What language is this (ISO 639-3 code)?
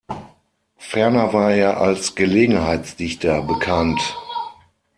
deu